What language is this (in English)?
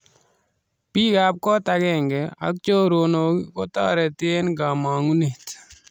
Kalenjin